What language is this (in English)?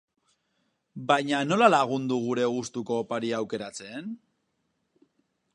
Basque